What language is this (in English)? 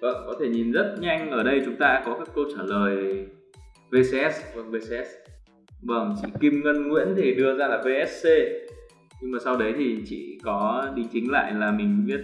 Vietnamese